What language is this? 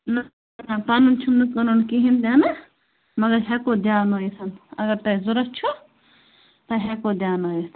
Kashmiri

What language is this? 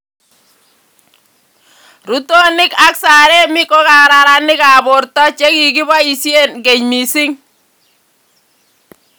Kalenjin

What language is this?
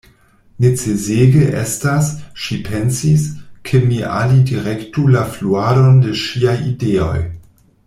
Esperanto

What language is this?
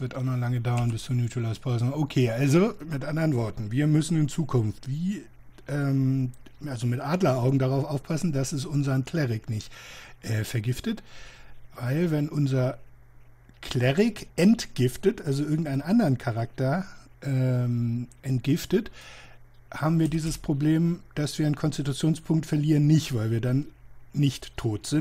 German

